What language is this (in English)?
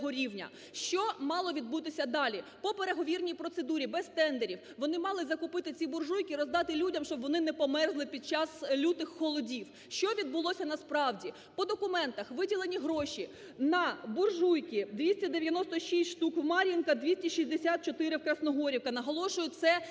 Ukrainian